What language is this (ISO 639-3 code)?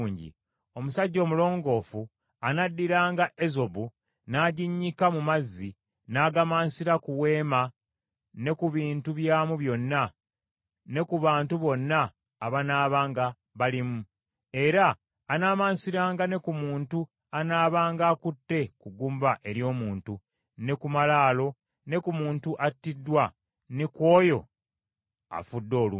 lug